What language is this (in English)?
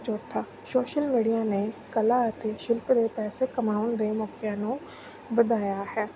Punjabi